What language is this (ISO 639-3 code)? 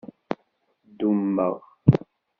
kab